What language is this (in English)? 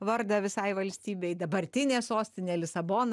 Lithuanian